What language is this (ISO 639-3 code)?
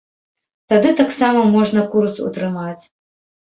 bel